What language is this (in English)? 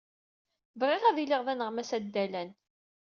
Kabyle